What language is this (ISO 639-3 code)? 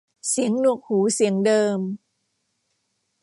tha